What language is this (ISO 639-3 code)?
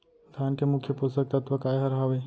hne